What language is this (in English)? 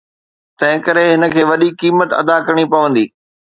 Sindhi